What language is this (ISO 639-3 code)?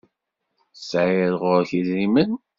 kab